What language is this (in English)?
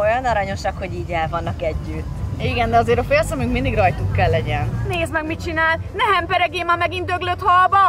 Hungarian